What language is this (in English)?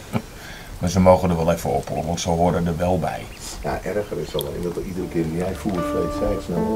Dutch